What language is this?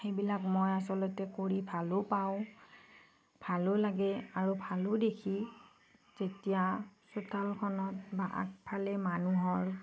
Assamese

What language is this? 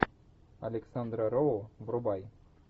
Russian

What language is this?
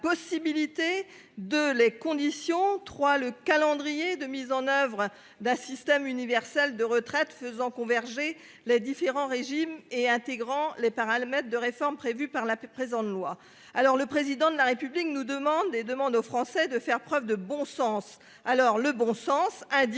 French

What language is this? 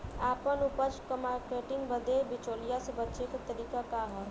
Bhojpuri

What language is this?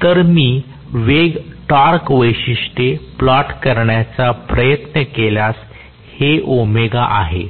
Marathi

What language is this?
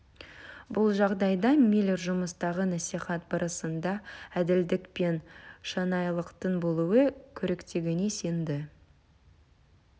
Kazakh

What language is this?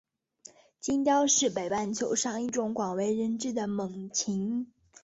Chinese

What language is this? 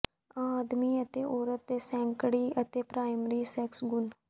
Punjabi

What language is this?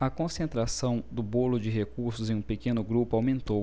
Portuguese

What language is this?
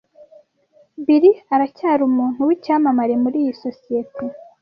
Kinyarwanda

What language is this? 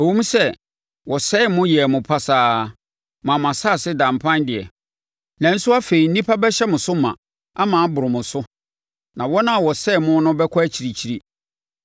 Akan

